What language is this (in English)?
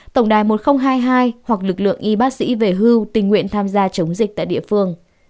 Vietnamese